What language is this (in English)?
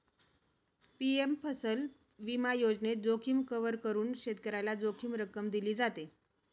Marathi